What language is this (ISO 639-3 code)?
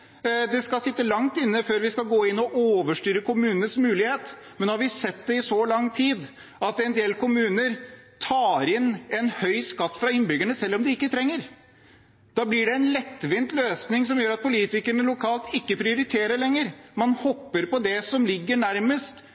nob